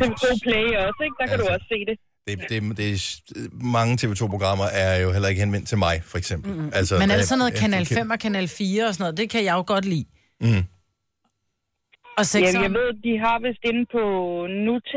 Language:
Danish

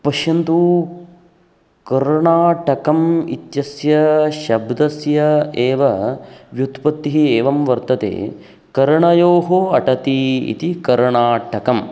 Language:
Sanskrit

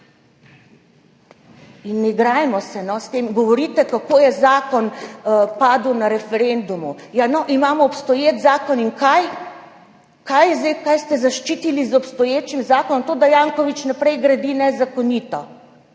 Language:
Slovenian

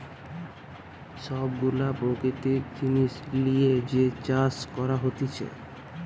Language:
Bangla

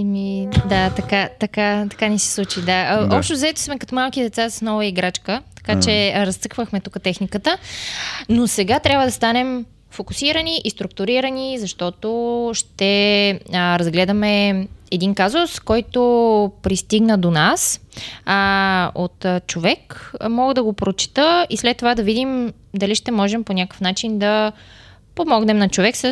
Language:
Bulgarian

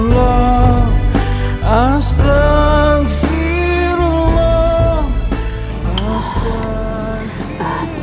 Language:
Indonesian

